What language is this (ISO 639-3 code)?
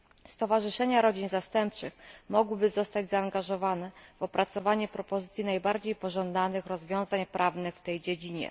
pol